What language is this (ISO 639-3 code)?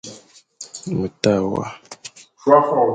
fan